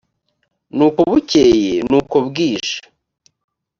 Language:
Kinyarwanda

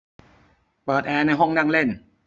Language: Thai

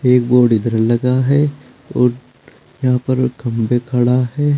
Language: Hindi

